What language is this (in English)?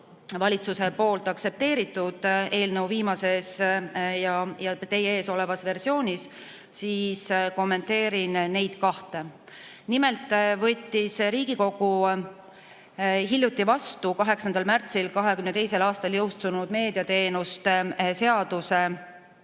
Estonian